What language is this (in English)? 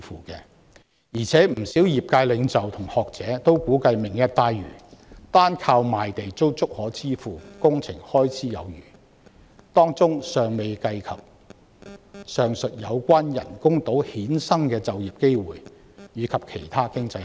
Cantonese